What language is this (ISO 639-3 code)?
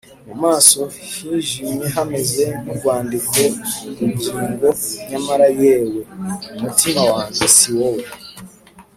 kin